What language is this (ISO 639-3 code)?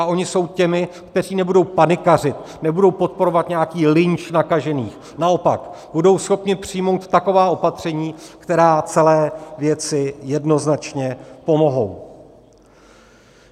ces